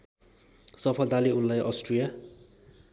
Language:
Nepali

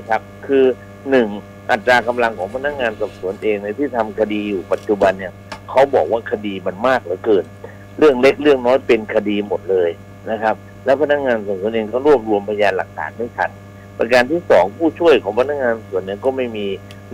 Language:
Thai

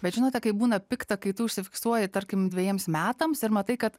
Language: Lithuanian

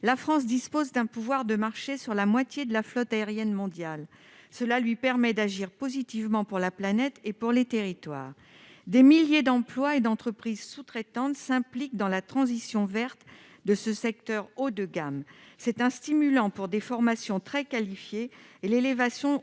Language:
French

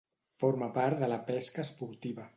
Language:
Catalan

